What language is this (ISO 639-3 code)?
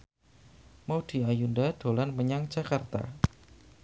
jav